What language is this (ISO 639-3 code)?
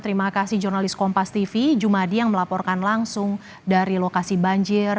ind